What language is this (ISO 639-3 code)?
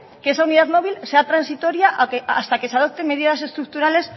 spa